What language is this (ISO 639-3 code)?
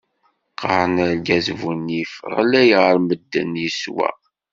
kab